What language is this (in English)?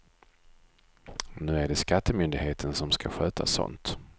Swedish